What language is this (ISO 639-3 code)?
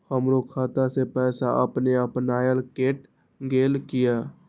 mai